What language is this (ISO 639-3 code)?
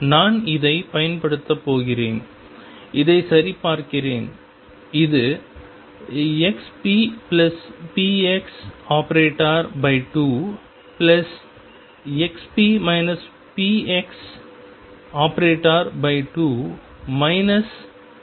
tam